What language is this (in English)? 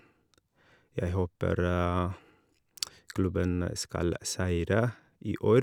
Norwegian